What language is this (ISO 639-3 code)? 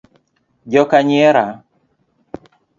luo